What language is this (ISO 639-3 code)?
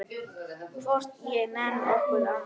isl